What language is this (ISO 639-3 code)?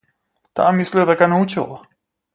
mkd